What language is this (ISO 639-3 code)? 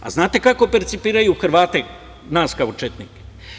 srp